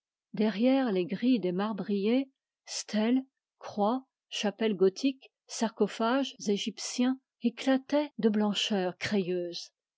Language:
French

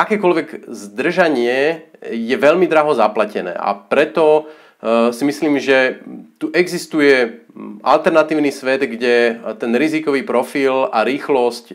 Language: Slovak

